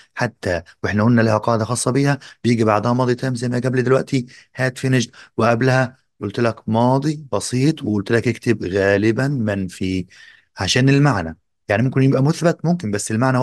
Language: Arabic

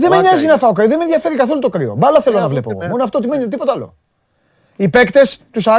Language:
Greek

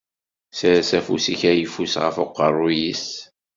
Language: Kabyle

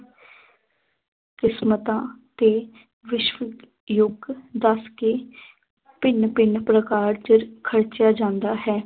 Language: Punjabi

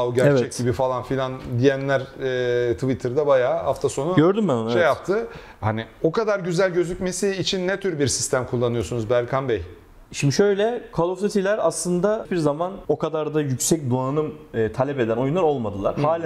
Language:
Turkish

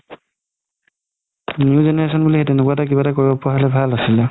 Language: Assamese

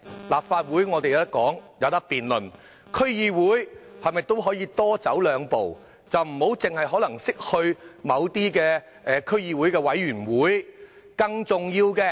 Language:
Cantonese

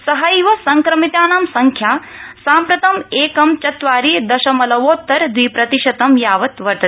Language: Sanskrit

